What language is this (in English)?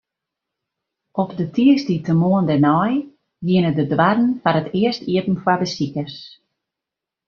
Western Frisian